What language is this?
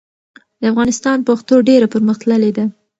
Pashto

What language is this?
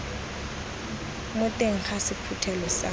Tswana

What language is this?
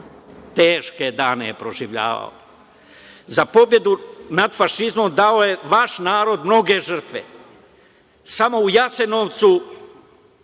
Serbian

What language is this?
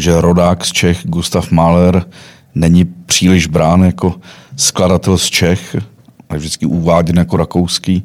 Czech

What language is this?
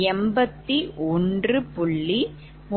Tamil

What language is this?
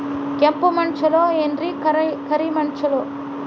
Kannada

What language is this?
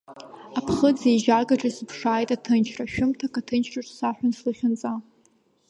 Abkhazian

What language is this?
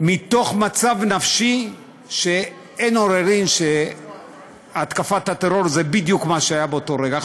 Hebrew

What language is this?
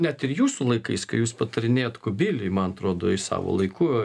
Lithuanian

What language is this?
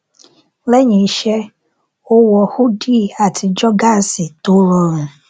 Yoruba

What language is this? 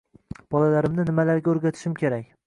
Uzbek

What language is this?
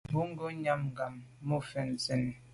Medumba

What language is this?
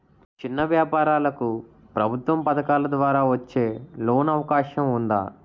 Telugu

